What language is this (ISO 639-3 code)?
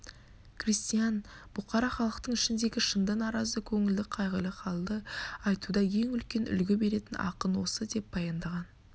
kaz